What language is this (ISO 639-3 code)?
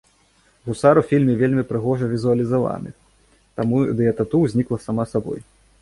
bel